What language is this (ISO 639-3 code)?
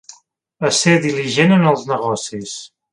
cat